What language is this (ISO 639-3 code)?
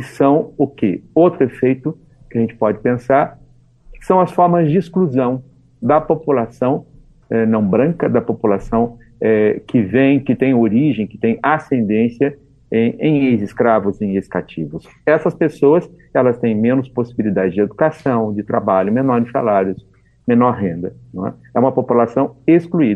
por